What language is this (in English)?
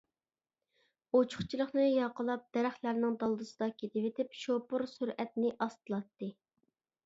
Uyghur